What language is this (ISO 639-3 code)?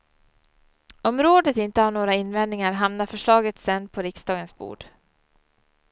swe